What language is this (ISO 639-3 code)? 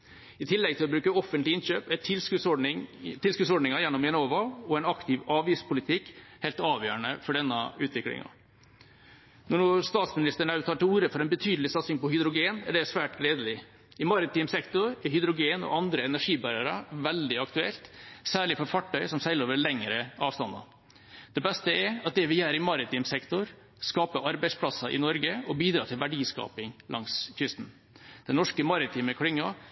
nob